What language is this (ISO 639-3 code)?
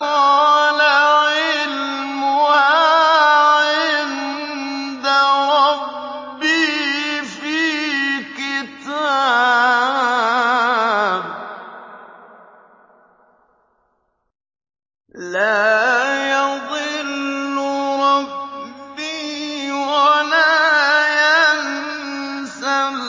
ara